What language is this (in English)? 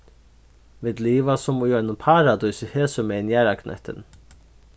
Faroese